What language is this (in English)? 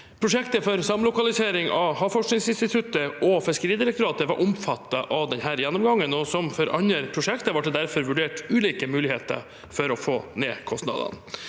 Norwegian